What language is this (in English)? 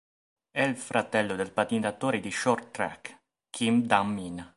Italian